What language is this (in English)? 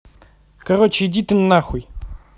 Russian